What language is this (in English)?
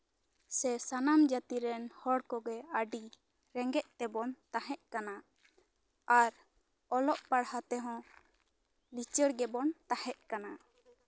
Santali